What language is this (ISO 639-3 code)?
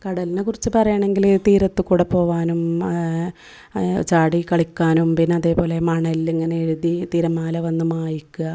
mal